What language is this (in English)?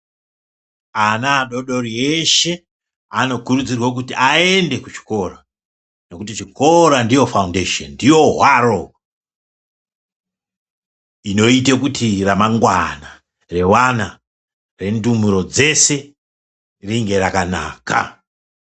Ndau